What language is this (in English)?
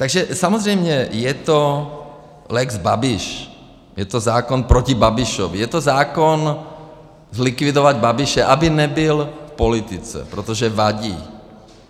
Czech